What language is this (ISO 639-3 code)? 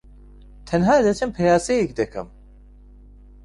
ckb